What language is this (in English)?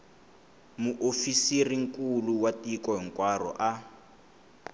Tsonga